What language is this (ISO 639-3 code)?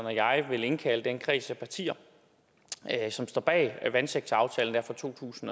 dan